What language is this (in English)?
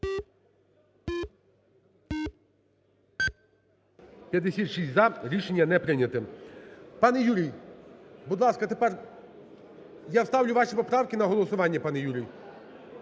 Ukrainian